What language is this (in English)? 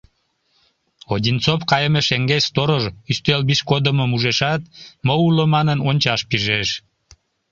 Mari